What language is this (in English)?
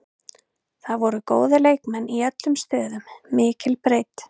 Icelandic